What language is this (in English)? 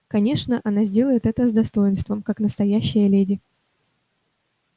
Russian